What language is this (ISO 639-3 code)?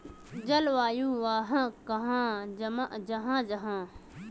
mag